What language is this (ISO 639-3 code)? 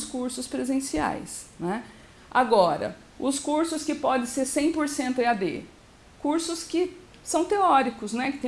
por